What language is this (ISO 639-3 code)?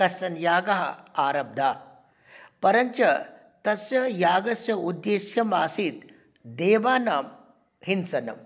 san